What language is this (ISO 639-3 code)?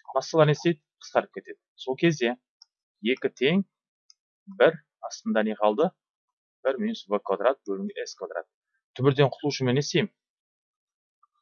tur